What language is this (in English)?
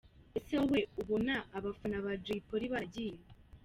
Kinyarwanda